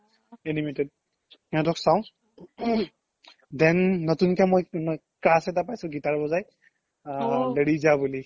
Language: Assamese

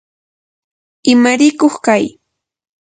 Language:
Yanahuanca Pasco Quechua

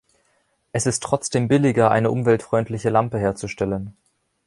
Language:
German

